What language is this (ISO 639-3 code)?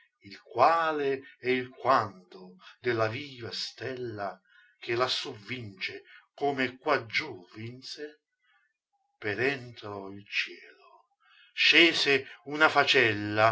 ita